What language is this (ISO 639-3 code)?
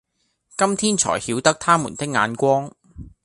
yue